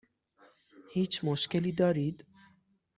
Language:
Persian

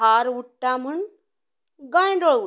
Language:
Konkani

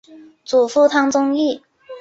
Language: Chinese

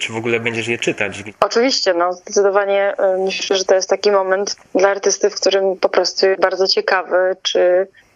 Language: Polish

